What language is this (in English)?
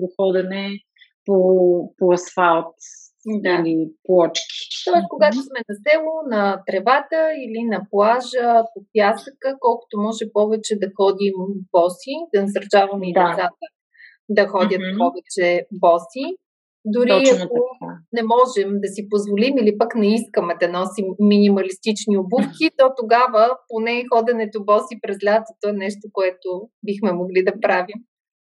Bulgarian